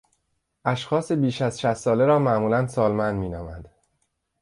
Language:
Persian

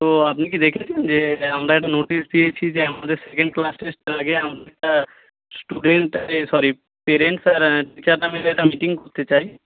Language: Bangla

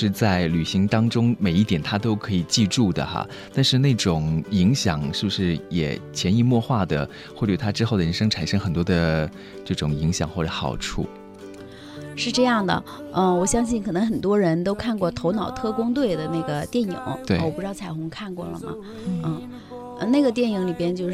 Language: Chinese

